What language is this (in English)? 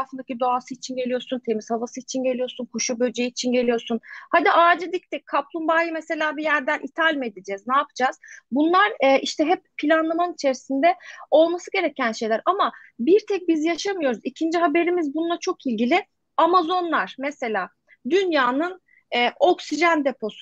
Turkish